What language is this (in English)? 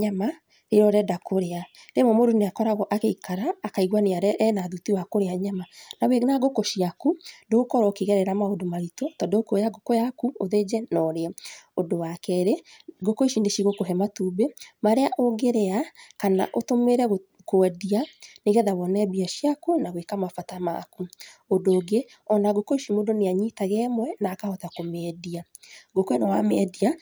Kikuyu